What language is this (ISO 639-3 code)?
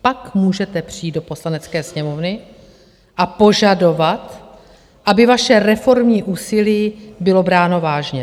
ces